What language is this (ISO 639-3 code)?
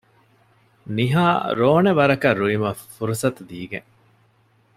div